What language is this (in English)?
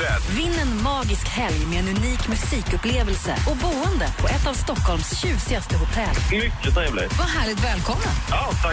Swedish